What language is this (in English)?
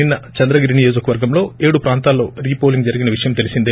Telugu